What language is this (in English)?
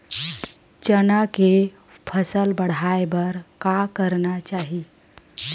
Chhattisgarhi